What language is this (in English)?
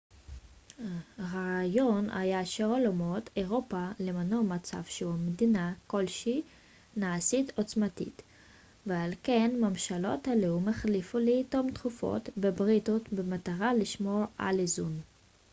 Hebrew